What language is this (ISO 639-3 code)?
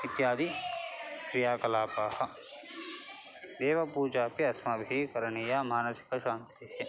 san